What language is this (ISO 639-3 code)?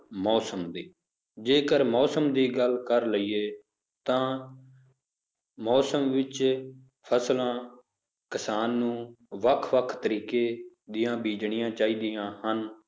pan